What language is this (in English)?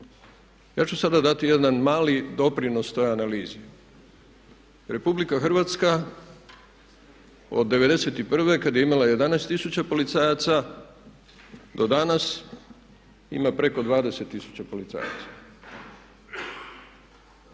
Croatian